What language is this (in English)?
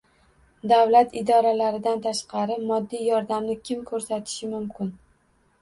Uzbek